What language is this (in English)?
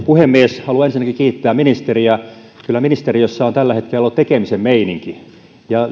Finnish